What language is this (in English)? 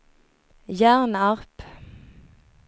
Swedish